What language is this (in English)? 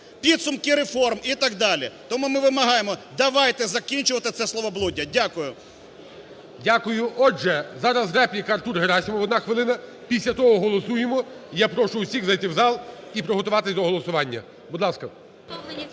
Ukrainian